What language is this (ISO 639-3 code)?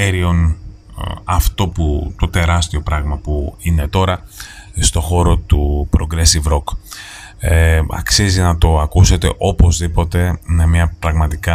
ell